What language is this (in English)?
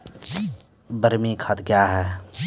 Maithili